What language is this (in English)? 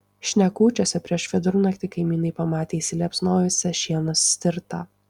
Lithuanian